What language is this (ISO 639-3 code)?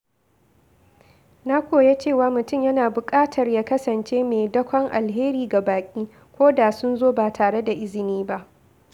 hau